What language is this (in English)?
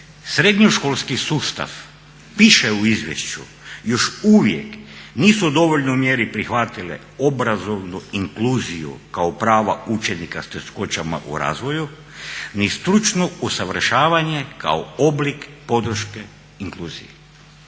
Croatian